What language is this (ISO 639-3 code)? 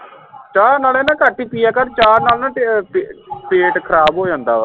pan